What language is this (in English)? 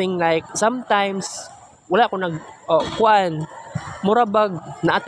Filipino